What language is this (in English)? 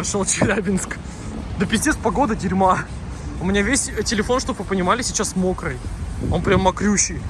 Russian